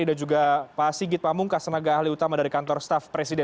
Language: Indonesian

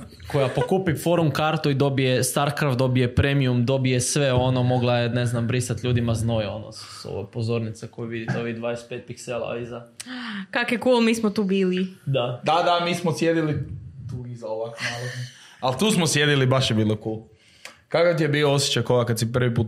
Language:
Croatian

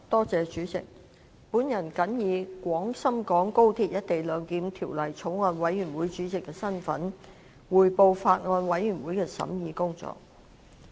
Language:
Cantonese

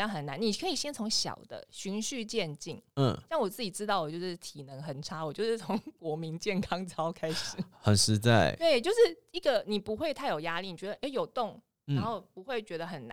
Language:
Chinese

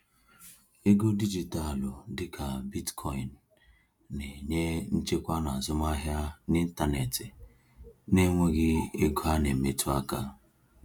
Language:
Igbo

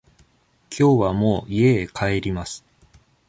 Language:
Japanese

